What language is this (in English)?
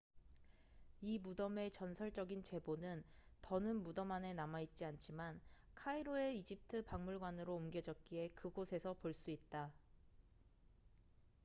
Korean